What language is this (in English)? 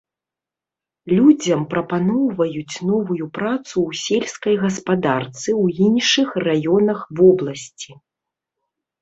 Belarusian